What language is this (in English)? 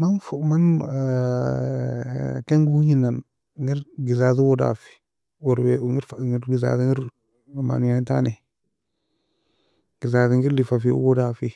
Nobiin